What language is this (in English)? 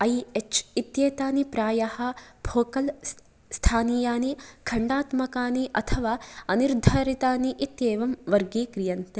Sanskrit